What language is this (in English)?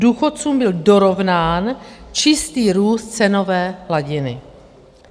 Czech